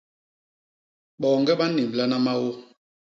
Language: Basaa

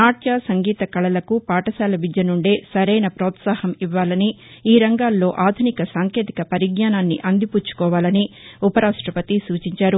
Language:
Telugu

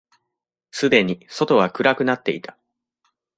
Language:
Japanese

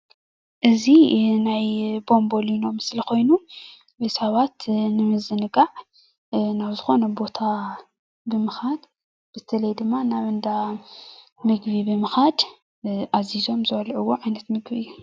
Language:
Tigrinya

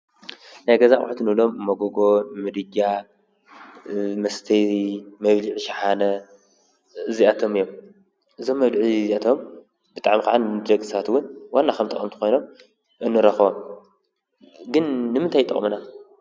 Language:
Tigrinya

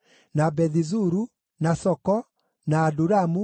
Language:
Kikuyu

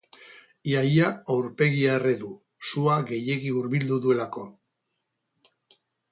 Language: Basque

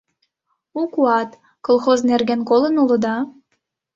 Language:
Mari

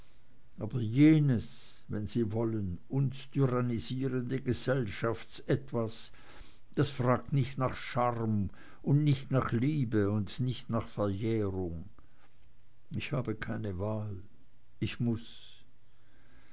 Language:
German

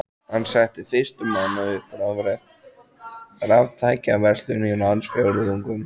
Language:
Icelandic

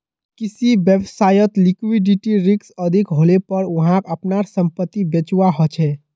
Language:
Magahi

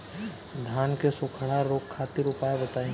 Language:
Bhojpuri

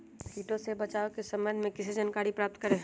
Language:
Magahi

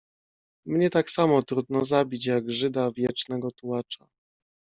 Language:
Polish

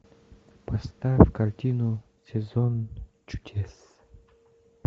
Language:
Russian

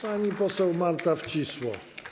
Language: Polish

